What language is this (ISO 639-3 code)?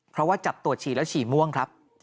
tha